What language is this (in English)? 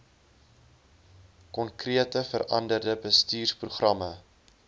Afrikaans